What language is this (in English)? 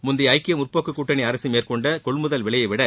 Tamil